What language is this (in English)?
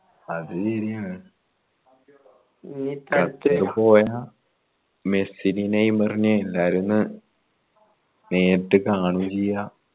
Malayalam